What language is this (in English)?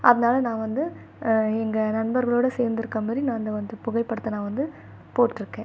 Tamil